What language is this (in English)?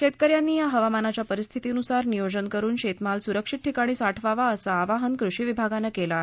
Marathi